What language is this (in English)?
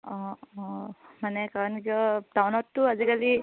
Assamese